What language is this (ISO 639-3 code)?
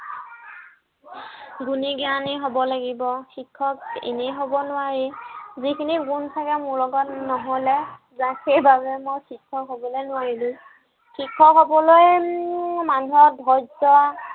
asm